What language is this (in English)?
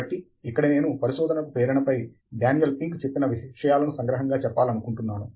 Telugu